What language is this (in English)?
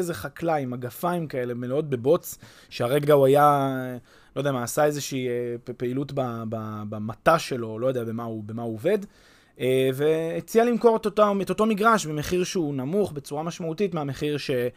Hebrew